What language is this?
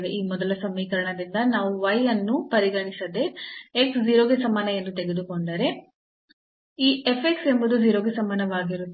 Kannada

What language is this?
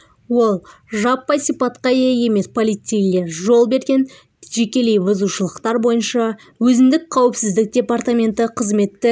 Kazakh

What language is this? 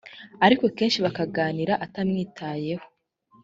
Kinyarwanda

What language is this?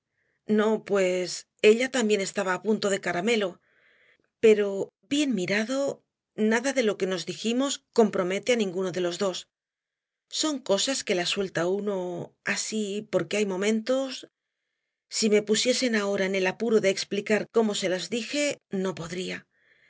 Spanish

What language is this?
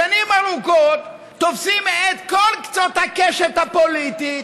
Hebrew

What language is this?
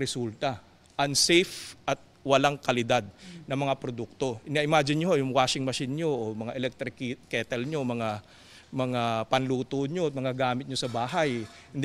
Filipino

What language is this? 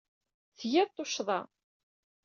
Kabyle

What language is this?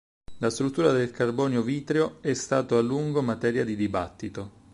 Italian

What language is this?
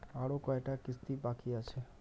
Bangla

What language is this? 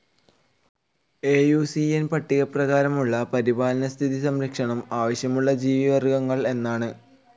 Malayalam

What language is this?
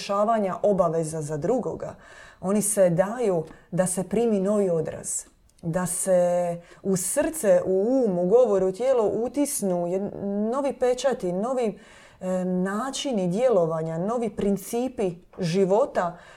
Croatian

